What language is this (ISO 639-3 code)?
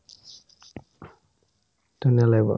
asm